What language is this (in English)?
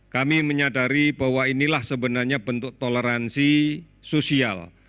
Indonesian